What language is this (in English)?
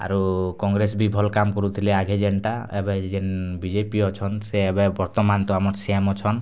Odia